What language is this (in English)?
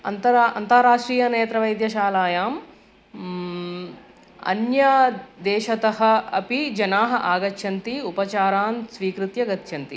Sanskrit